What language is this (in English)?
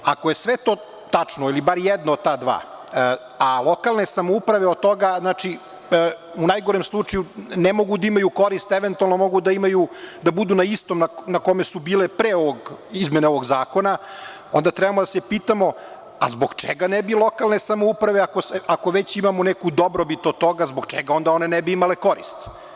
Serbian